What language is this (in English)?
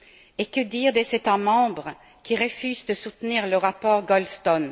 French